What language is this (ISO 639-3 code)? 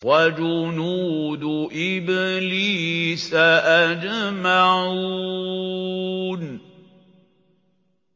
ara